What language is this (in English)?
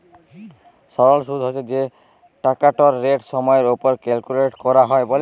Bangla